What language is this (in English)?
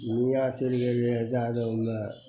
Maithili